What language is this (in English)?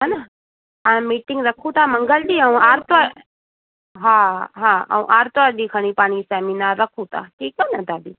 Sindhi